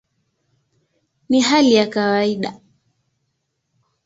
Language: Swahili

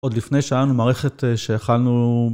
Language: Hebrew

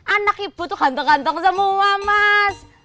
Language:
Indonesian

